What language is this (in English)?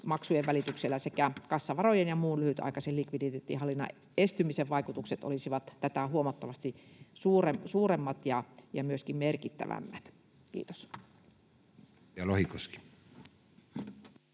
Finnish